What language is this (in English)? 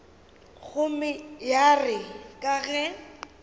Northern Sotho